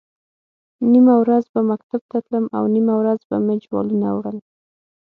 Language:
Pashto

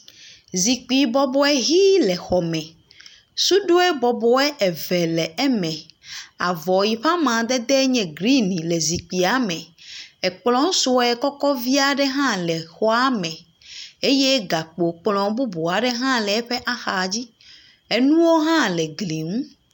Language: Ewe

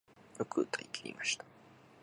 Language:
Japanese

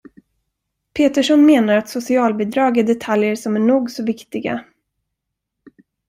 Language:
Swedish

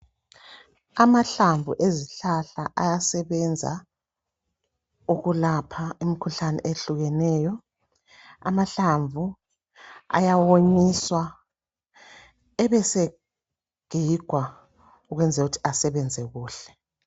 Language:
North Ndebele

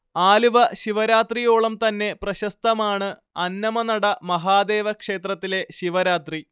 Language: Malayalam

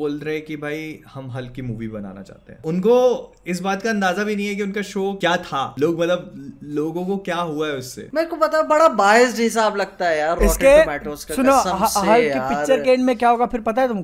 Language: Hindi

